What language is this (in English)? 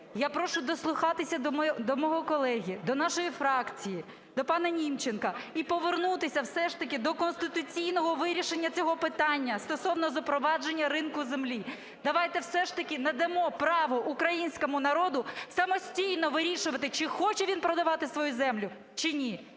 Ukrainian